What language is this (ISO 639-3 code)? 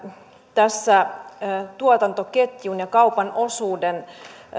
fin